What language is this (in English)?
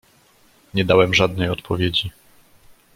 Polish